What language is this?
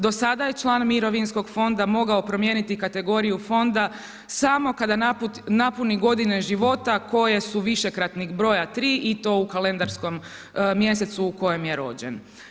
Croatian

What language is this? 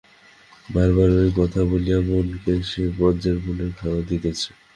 Bangla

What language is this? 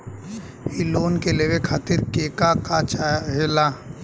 Bhojpuri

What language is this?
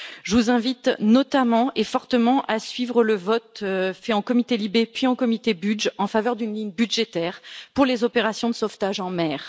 French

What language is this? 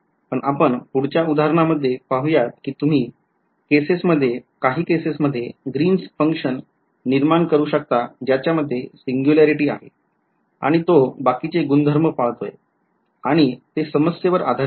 Marathi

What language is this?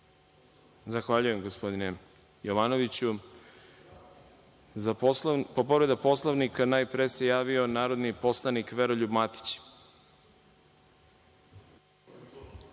Serbian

